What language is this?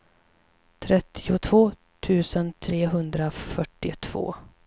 Swedish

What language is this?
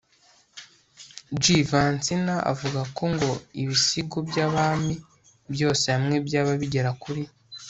Kinyarwanda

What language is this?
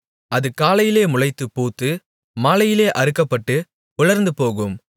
Tamil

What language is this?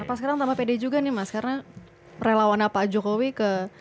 Indonesian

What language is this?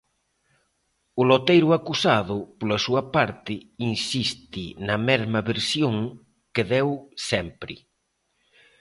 Galician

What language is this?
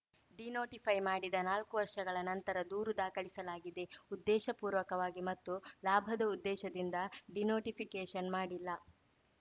Kannada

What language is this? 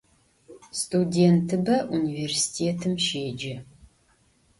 Adyghe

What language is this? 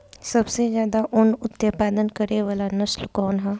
Bhojpuri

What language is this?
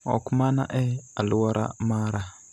Luo (Kenya and Tanzania)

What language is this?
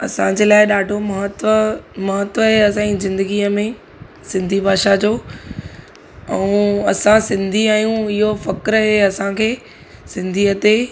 Sindhi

